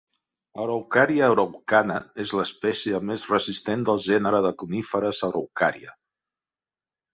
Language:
Catalan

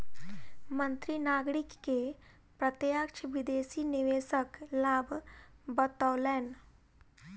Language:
Maithili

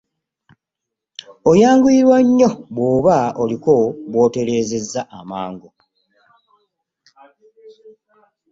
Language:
Ganda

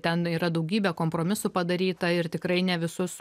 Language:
Lithuanian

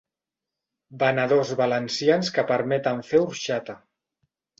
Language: Catalan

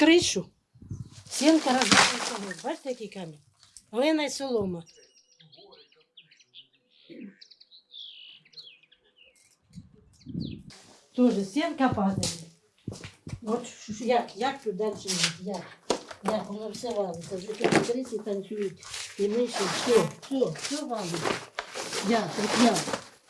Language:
Ukrainian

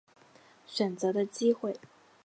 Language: Chinese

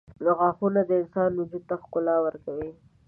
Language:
Pashto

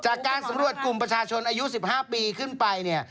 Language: Thai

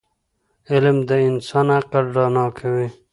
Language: Pashto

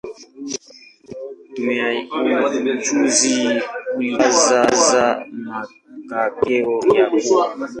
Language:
Swahili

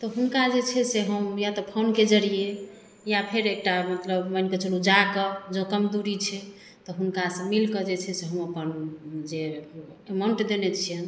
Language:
Maithili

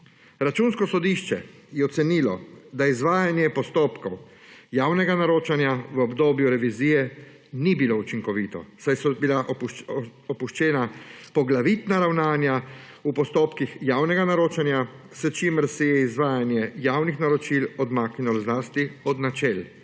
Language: Slovenian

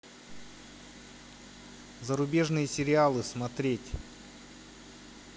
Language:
Russian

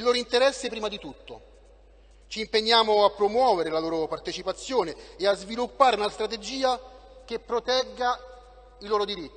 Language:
Italian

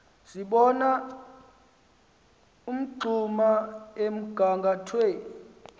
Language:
Xhosa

